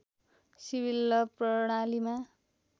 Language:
Nepali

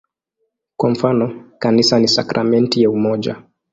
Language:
Swahili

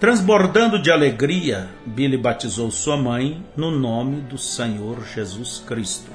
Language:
Portuguese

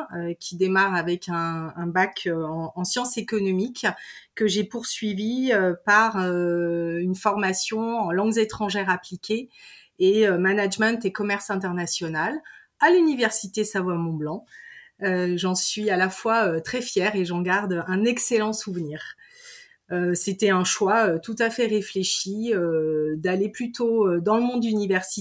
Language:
French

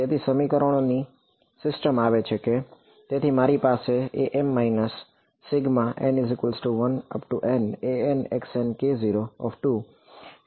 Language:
Gujarati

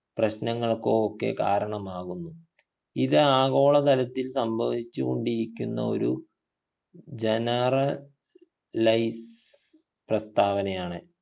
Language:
Malayalam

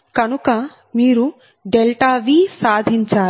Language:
Telugu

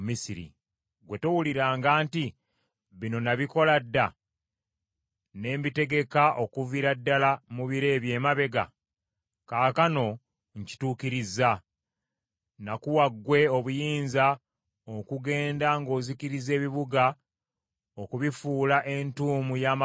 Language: Ganda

